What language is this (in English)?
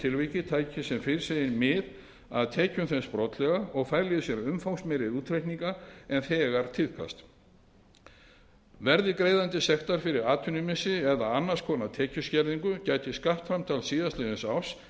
Icelandic